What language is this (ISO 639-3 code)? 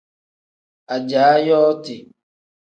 kdh